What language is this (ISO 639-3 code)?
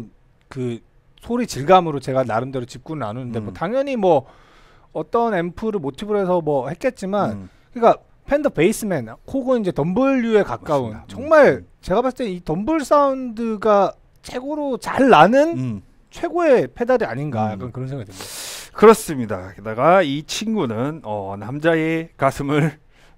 kor